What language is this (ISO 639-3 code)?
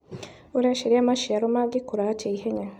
kik